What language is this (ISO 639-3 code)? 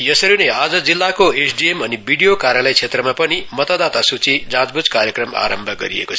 nep